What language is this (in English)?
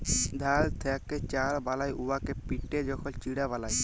Bangla